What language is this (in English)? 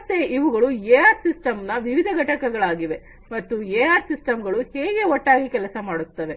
Kannada